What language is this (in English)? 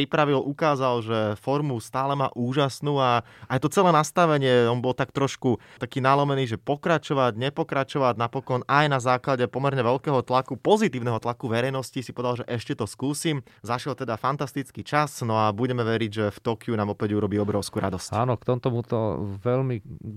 Slovak